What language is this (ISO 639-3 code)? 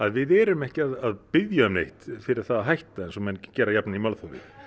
isl